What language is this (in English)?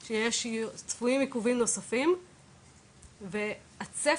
Hebrew